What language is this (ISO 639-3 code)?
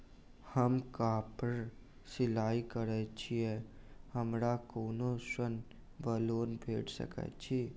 mai